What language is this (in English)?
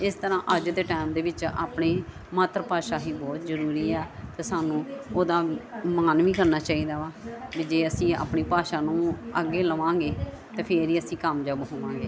Punjabi